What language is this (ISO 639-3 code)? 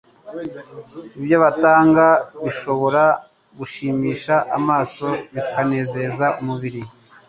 kin